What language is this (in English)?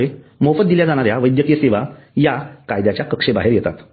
Marathi